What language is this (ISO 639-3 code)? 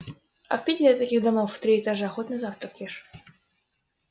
rus